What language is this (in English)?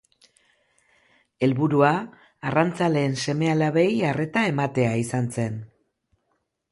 Basque